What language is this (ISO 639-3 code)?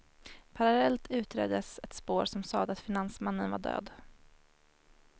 swe